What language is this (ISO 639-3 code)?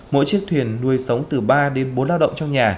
vie